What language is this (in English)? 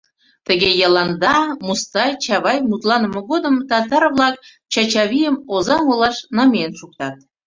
Mari